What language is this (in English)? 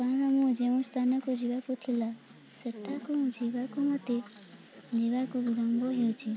Odia